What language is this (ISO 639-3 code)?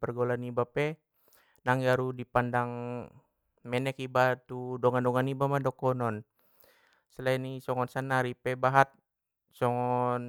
btm